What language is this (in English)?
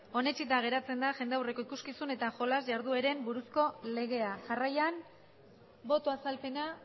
Basque